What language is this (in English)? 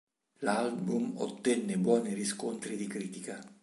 Italian